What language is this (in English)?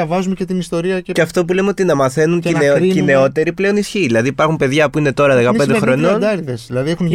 Greek